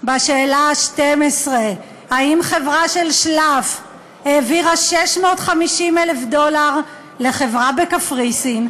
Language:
Hebrew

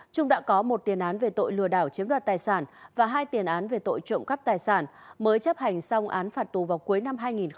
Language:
Vietnamese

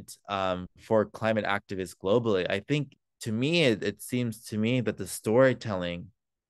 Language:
English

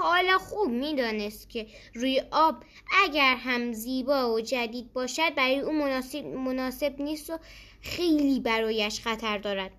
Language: Persian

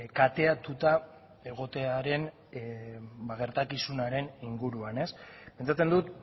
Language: Basque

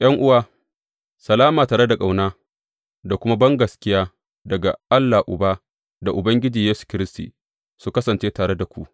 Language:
Hausa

